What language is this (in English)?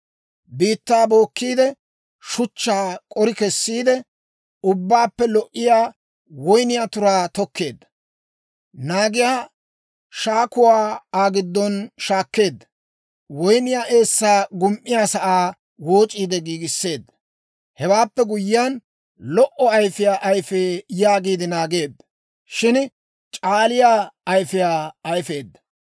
Dawro